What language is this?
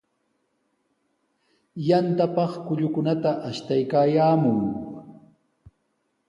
Sihuas Ancash Quechua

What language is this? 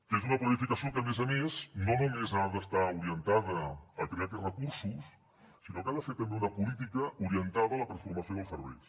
Catalan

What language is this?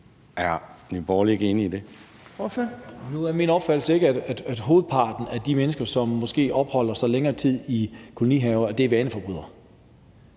Danish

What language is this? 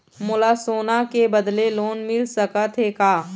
Chhattisgarhi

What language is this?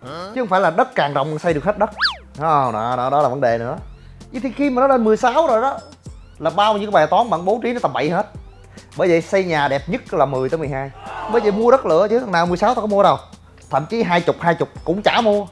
Vietnamese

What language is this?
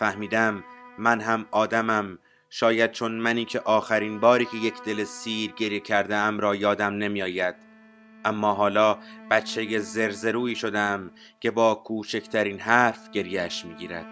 Persian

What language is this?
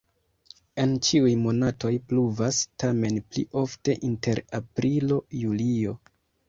Esperanto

